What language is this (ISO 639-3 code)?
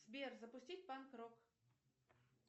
rus